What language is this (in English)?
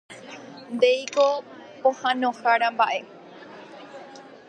Guarani